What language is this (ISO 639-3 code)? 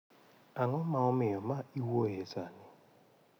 luo